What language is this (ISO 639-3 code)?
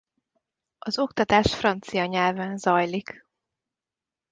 hun